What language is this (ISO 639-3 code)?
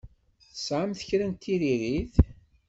kab